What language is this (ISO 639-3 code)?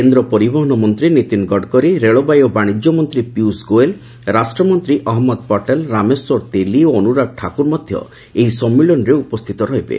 ori